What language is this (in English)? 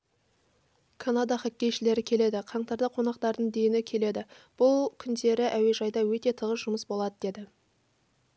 Kazakh